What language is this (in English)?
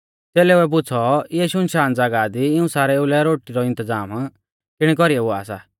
Mahasu Pahari